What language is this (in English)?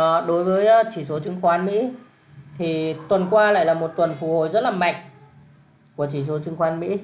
Vietnamese